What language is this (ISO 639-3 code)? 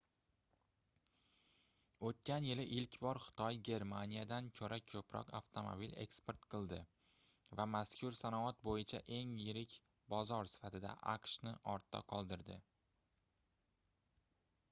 uzb